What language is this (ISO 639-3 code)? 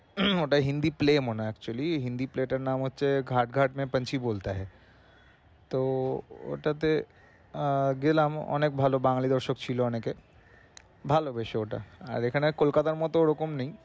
ben